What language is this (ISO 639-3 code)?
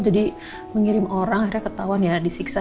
ind